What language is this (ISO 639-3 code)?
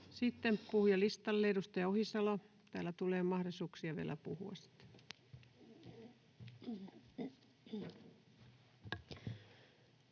fin